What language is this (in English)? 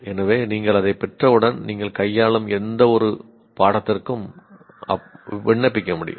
Tamil